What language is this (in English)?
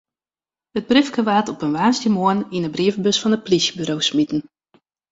Western Frisian